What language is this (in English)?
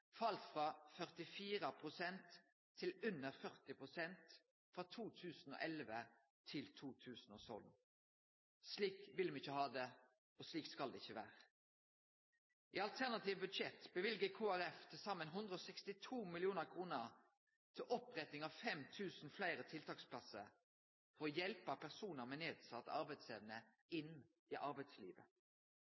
Norwegian Nynorsk